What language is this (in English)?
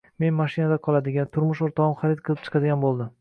Uzbek